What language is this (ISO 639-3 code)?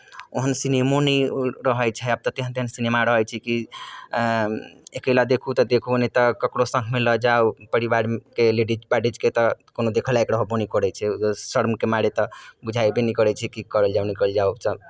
mai